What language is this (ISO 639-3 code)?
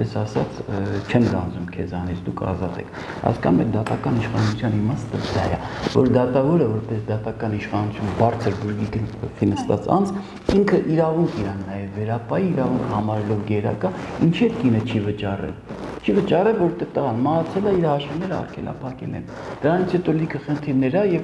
tur